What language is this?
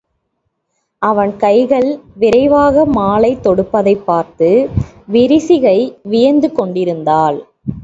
Tamil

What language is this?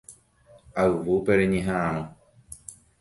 Guarani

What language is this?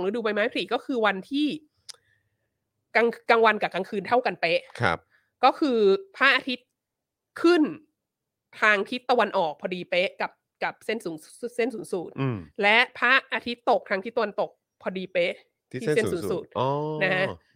Thai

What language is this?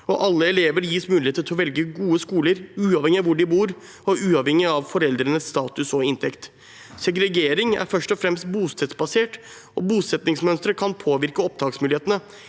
Norwegian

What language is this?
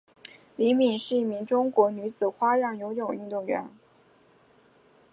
Chinese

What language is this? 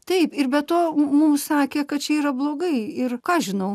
Lithuanian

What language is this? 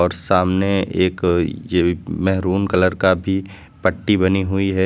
Hindi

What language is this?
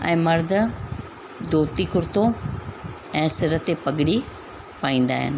Sindhi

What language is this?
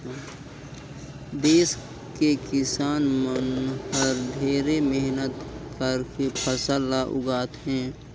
Chhattisgarhi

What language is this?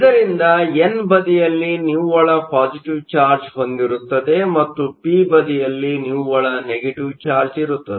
Kannada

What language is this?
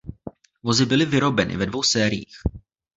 Czech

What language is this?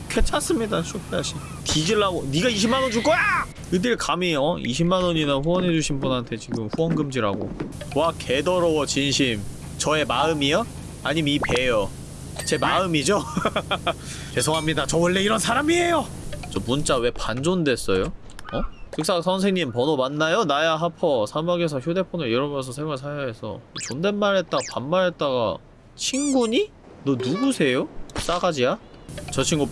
Korean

